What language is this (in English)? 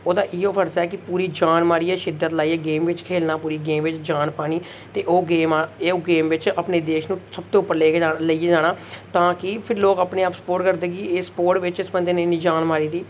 Dogri